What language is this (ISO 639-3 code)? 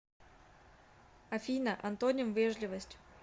rus